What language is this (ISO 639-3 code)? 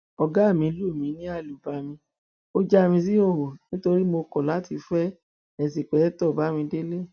yor